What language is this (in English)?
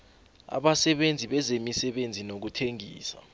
South Ndebele